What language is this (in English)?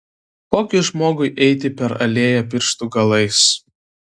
Lithuanian